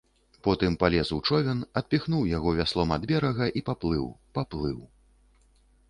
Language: Belarusian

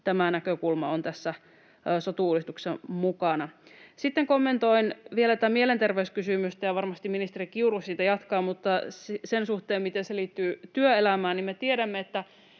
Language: Finnish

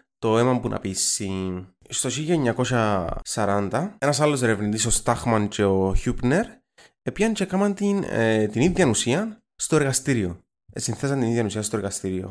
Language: Greek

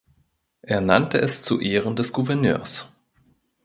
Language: German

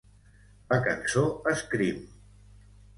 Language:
Catalan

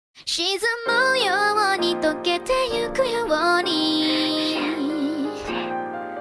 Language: Spanish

